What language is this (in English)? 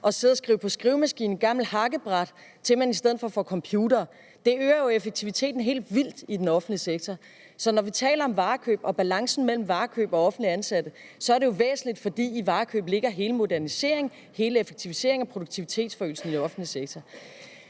Danish